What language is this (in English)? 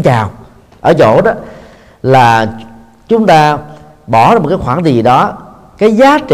Vietnamese